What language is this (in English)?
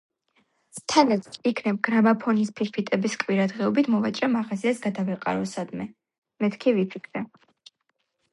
Georgian